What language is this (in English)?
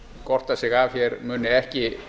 Icelandic